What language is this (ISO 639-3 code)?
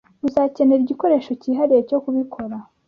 kin